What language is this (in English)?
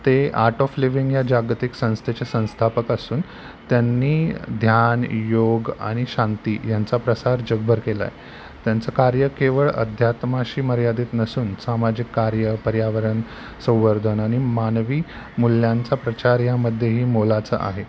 Marathi